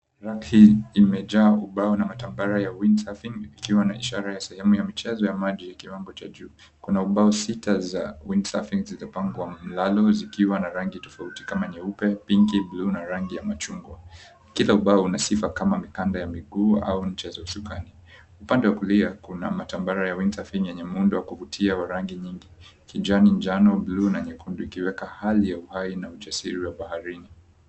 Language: Swahili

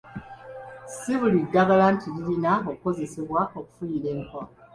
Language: Ganda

